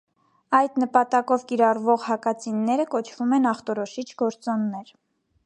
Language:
Armenian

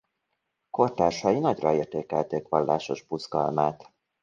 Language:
Hungarian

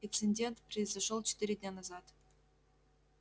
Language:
Russian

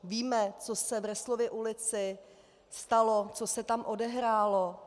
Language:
Czech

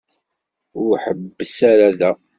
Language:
Kabyle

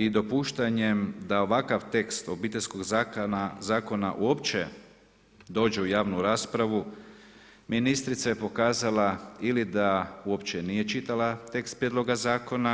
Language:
Croatian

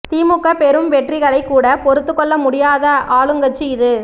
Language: Tamil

